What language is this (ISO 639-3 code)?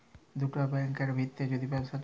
ben